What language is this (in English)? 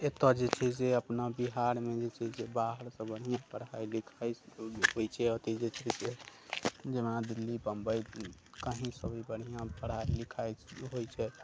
Maithili